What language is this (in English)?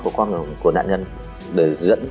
Vietnamese